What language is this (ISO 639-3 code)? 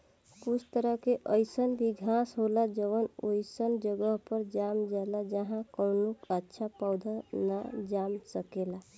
bho